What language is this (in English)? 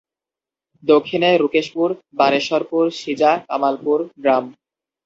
Bangla